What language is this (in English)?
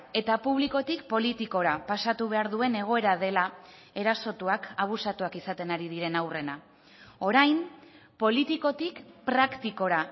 Basque